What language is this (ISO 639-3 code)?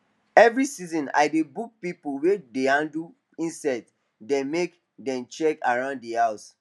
pcm